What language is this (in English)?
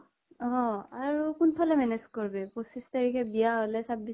Assamese